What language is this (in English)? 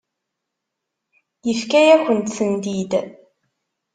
Kabyle